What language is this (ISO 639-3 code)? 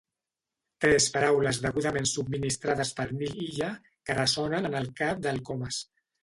cat